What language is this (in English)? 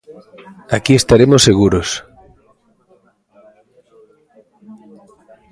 Galician